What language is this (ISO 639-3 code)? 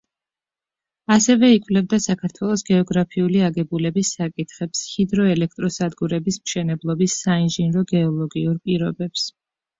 kat